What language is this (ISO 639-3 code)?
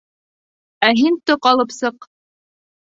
bak